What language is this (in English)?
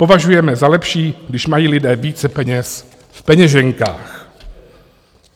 Czech